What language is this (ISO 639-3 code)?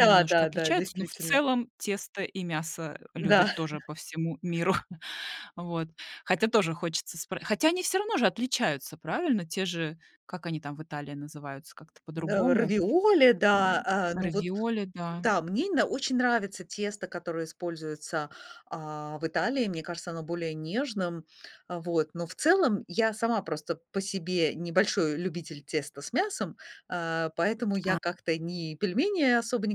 rus